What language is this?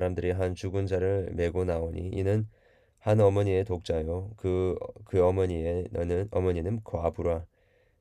Korean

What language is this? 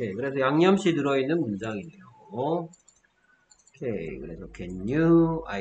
Korean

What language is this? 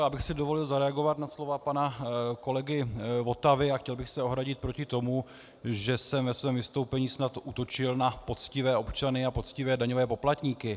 Czech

